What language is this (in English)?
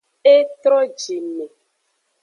Aja (Benin)